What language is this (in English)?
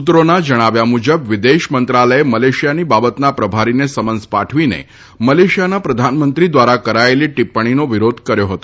Gujarati